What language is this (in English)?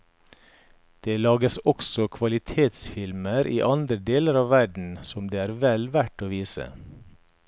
Norwegian